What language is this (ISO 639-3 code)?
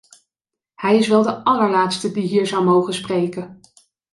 nld